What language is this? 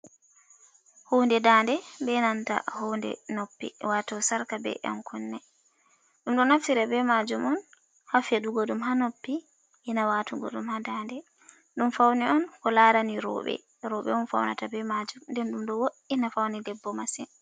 Fula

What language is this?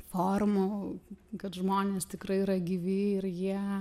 Lithuanian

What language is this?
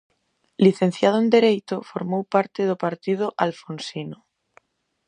Galician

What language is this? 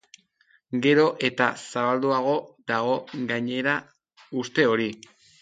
Basque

